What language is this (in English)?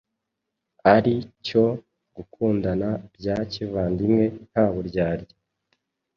Kinyarwanda